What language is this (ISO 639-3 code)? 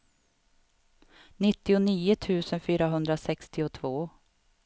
swe